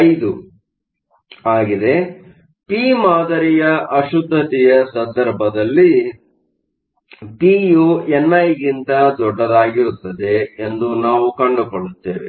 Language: Kannada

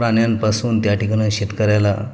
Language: Marathi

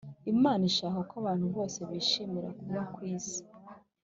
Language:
Kinyarwanda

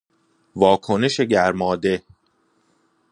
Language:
Persian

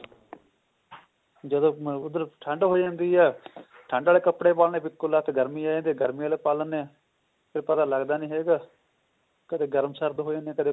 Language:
Punjabi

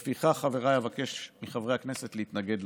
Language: Hebrew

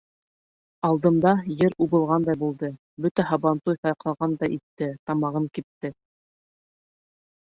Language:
Bashkir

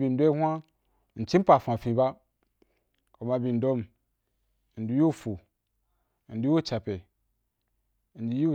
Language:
Wapan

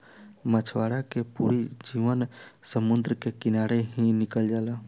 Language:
Bhojpuri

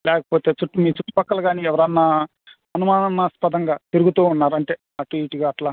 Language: Telugu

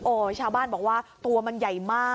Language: Thai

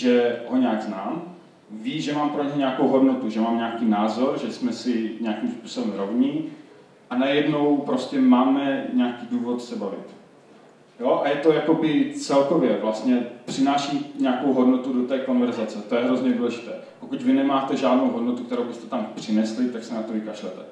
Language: Czech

